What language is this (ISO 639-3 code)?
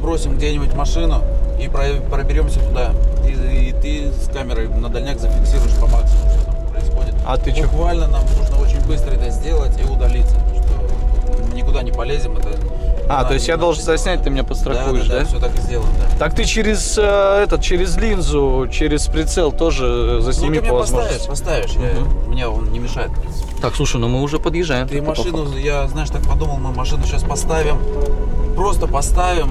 rus